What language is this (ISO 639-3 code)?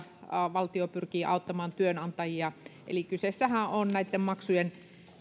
fin